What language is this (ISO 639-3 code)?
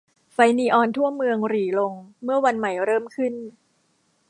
tha